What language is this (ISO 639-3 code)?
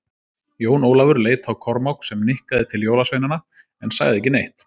isl